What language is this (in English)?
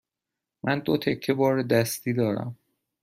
Persian